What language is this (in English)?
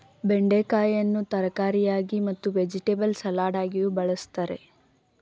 Kannada